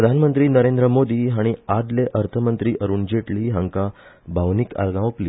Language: Konkani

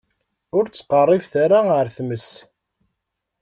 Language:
Kabyle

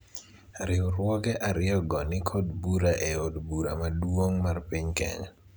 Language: Luo (Kenya and Tanzania)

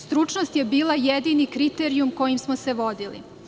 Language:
Serbian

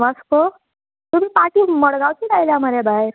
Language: Konkani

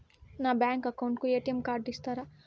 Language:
Telugu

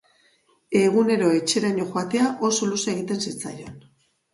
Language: Basque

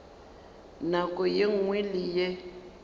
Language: Northern Sotho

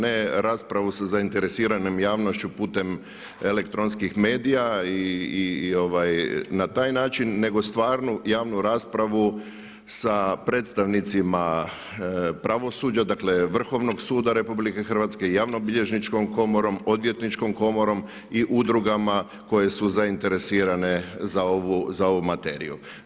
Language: Croatian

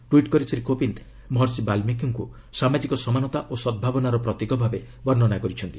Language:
Odia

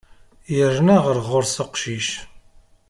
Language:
Kabyle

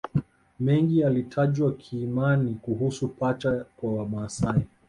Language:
Swahili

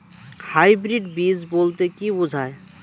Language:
Bangla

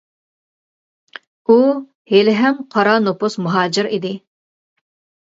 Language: Uyghur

